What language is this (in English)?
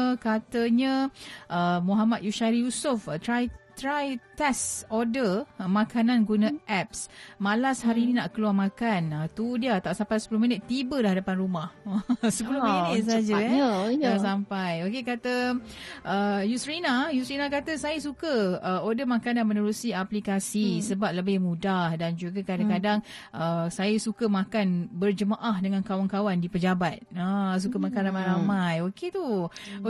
Malay